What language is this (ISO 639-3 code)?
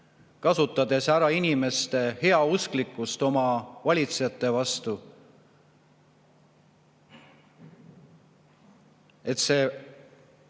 est